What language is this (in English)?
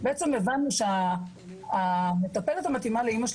Hebrew